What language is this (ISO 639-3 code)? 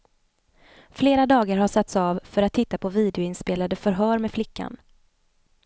swe